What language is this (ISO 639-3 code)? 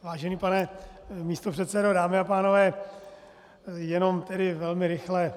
ces